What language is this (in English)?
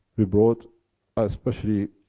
English